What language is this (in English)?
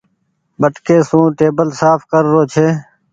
Goaria